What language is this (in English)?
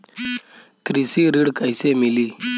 Bhojpuri